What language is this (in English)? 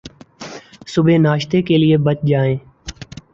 Urdu